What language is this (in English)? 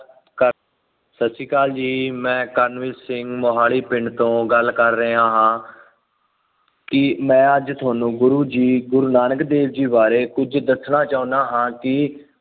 Punjabi